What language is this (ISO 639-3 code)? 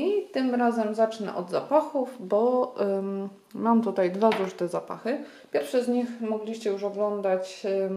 pol